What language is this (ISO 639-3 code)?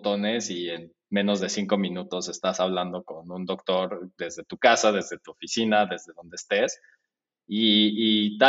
spa